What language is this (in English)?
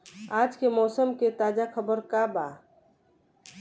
Bhojpuri